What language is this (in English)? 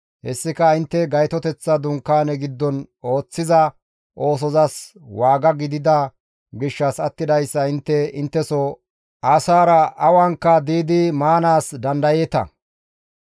Gamo